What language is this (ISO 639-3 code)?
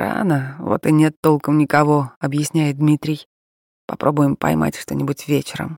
rus